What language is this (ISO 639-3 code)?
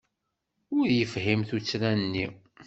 kab